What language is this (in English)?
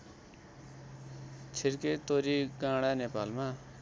Nepali